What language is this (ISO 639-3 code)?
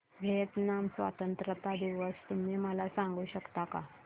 mar